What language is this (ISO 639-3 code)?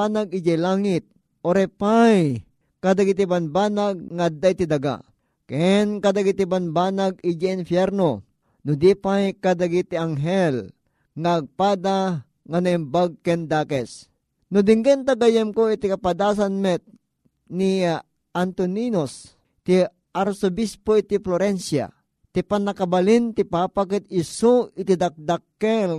fil